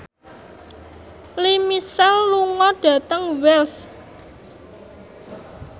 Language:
Javanese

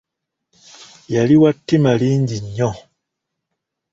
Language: Ganda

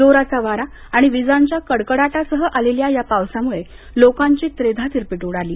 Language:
Marathi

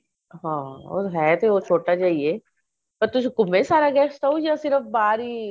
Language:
Punjabi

